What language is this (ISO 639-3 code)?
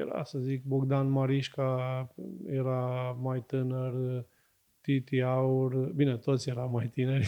ron